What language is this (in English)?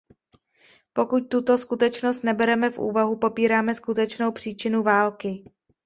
Czech